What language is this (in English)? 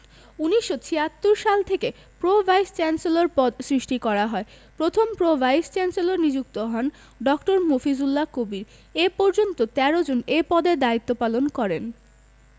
Bangla